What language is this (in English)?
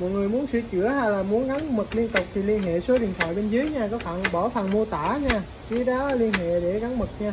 Vietnamese